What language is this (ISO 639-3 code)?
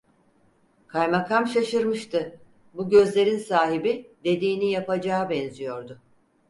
tur